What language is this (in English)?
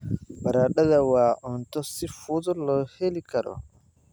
Somali